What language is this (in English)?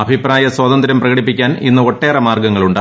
Malayalam